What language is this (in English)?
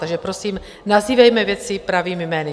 Czech